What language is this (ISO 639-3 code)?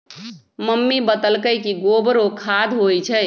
mag